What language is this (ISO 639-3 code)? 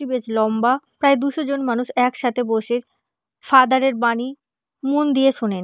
ben